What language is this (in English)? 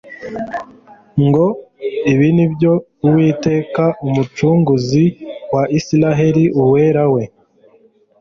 Kinyarwanda